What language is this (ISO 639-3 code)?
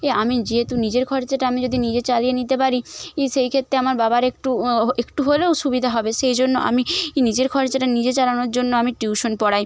ben